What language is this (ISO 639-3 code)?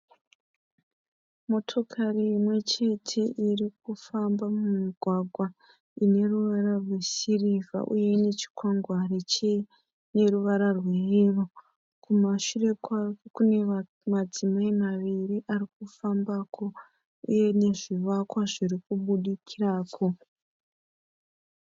sna